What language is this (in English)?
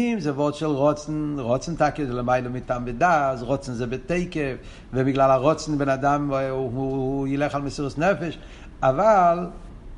Hebrew